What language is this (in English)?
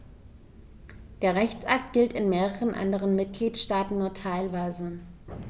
German